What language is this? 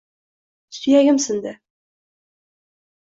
Uzbek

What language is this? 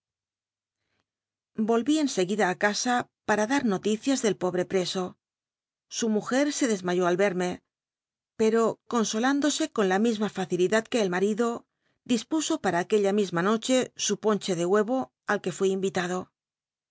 Spanish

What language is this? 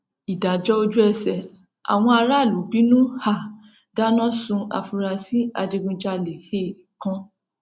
Yoruba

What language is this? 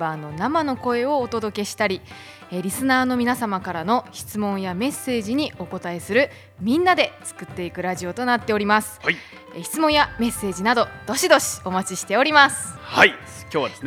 Japanese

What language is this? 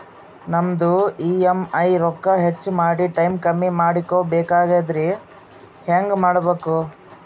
Kannada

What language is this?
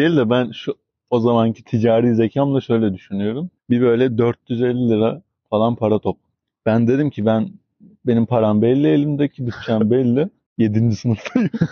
Turkish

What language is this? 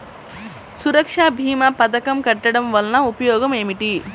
Telugu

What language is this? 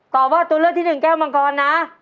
Thai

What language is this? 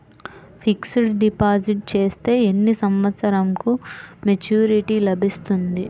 Telugu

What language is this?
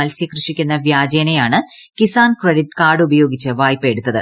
Malayalam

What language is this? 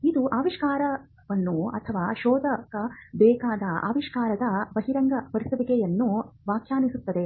Kannada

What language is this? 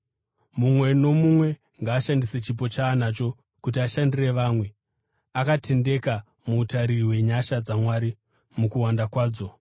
Shona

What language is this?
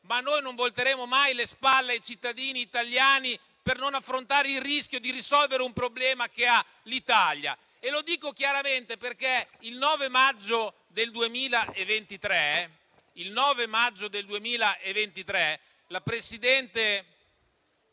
Italian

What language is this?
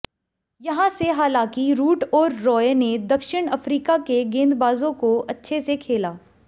Hindi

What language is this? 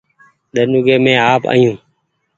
Goaria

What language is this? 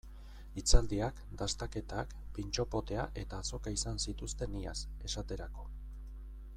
Basque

